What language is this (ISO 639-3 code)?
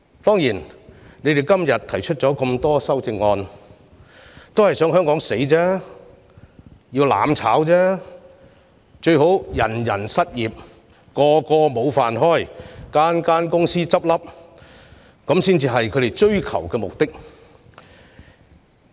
yue